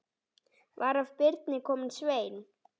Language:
Icelandic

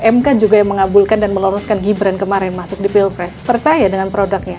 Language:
Indonesian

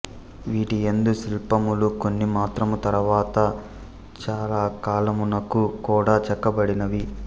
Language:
Telugu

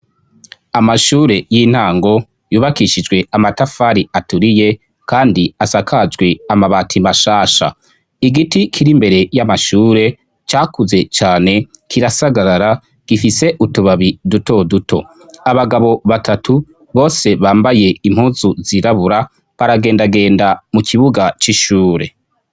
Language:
Rundi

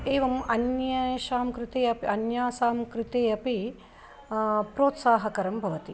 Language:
Sanskrit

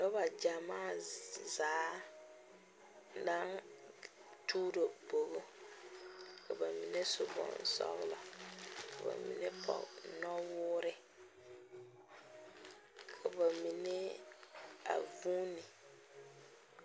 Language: Southern Dagaare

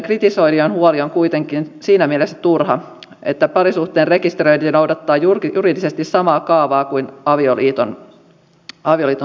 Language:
Finnish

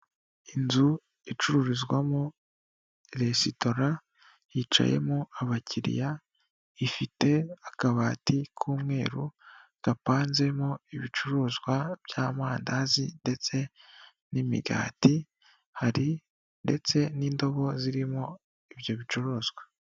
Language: Kinyarwanda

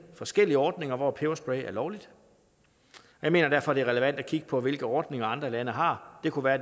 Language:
Danish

